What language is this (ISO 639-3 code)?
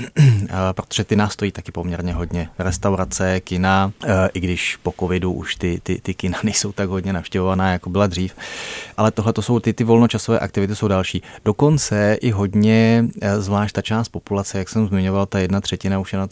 ces